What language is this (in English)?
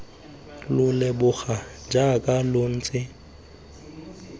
Tswana